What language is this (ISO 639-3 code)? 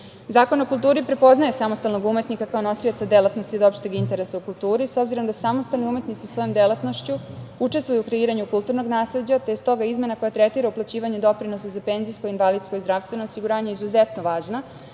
srp